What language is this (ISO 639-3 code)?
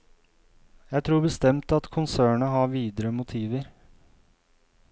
nor